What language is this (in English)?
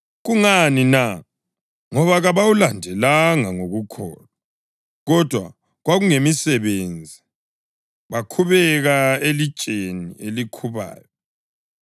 North Ndebele